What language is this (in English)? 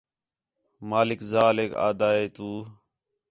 Khetrani